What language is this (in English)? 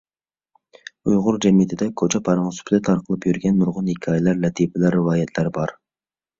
Uyghur